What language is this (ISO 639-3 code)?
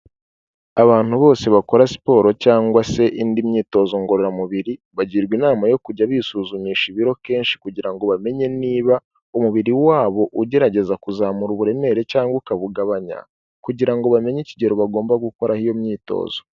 kin